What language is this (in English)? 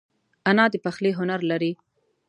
Pashto